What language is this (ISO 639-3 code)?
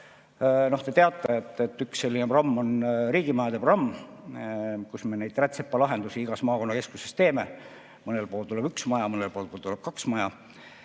est